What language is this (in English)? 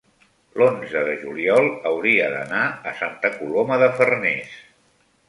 Catalan